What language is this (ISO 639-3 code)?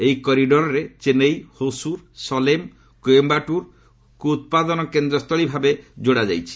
ori